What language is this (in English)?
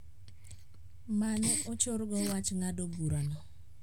Luo (Kenya and Tanzania)